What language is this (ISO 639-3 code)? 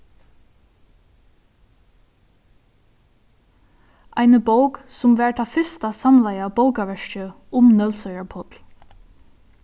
fao